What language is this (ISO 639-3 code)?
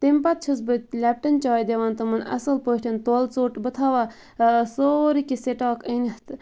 kas